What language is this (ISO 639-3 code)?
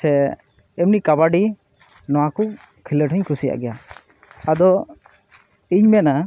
sat